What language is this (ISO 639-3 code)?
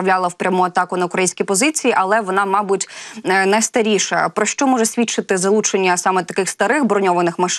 ukr